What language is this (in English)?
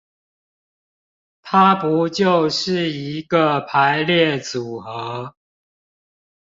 Chinese